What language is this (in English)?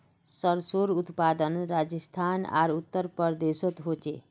Magahi